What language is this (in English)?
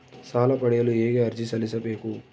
Kannada